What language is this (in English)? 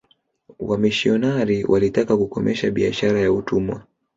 Swahili